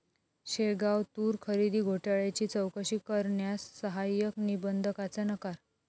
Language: Marathi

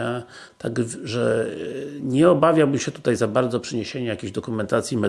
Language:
Polish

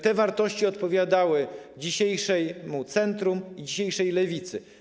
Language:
Polish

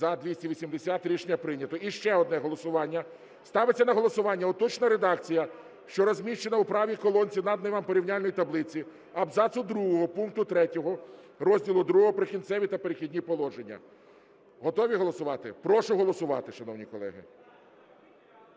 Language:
Ukrainian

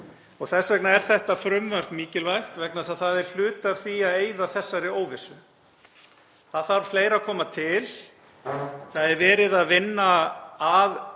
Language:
Icelandic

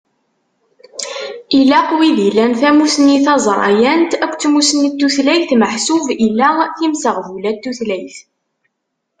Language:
Kabyle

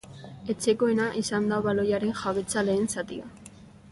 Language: Basque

